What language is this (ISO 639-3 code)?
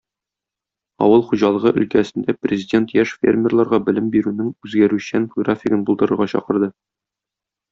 tat